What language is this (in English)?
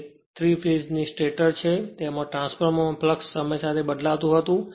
Gujarati